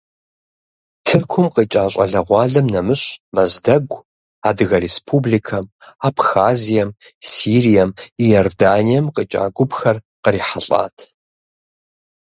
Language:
Kabardian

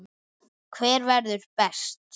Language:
Icelandic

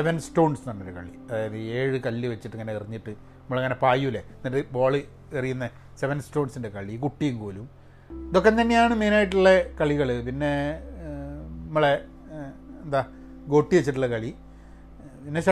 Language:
Malayalam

